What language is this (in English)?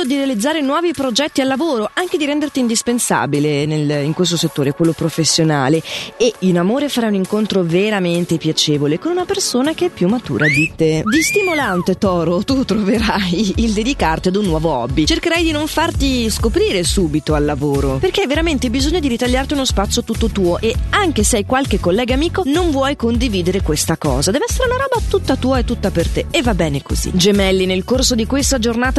Italian